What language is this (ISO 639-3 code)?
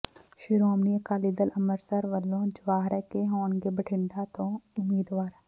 pan